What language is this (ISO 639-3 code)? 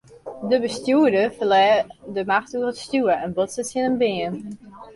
fry